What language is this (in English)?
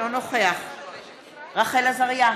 Hebrew